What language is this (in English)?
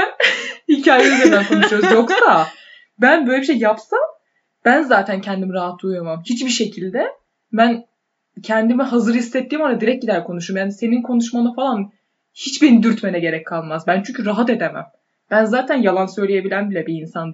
Turkish